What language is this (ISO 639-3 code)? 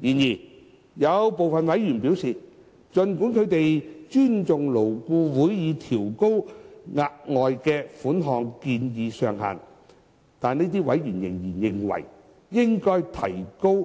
yue